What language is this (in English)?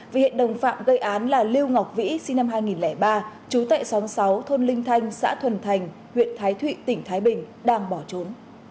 Vietnamese